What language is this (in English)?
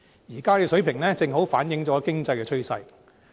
Cantonese